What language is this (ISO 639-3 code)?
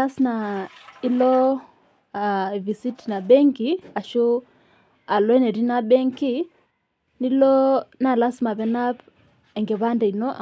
mas